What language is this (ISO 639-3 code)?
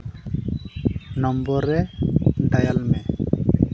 sat